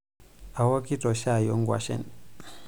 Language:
Masai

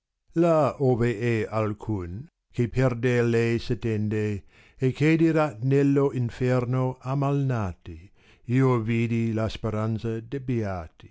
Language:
Italian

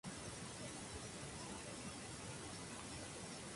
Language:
Spanish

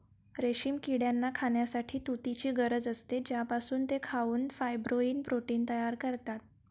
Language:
Marathi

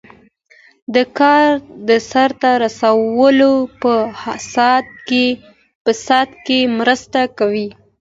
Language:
Pashto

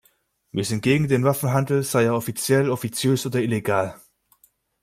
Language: German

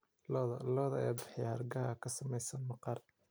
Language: Somali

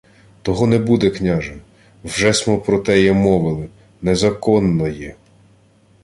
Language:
Ukrainian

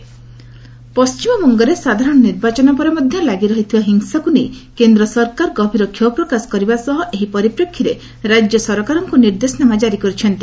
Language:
Odia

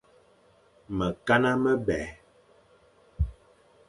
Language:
Fang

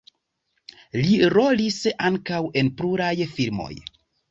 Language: Esperanto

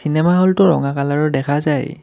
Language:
Assamese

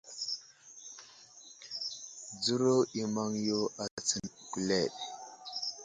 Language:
Wuzlam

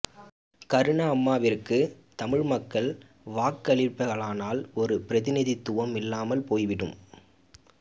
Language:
Tamil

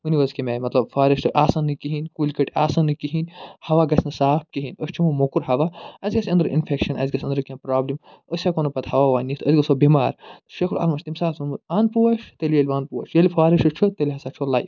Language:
Kashmiri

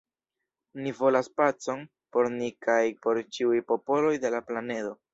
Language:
Esperanto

